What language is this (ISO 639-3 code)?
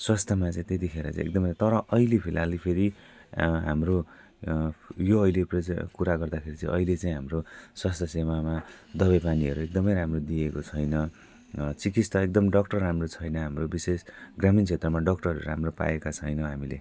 nep